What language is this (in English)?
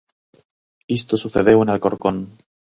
Galician